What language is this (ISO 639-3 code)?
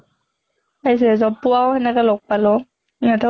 asm